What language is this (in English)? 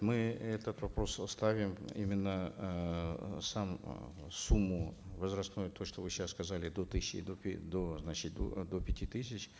Kazakh